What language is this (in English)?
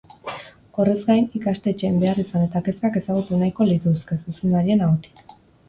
Basque